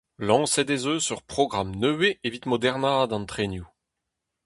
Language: Breton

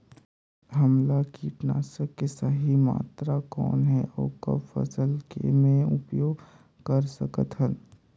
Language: Chhattisgarhi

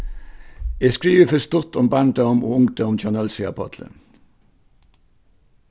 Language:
Faroese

